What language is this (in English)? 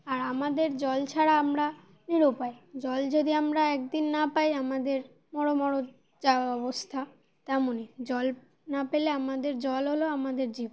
Bangla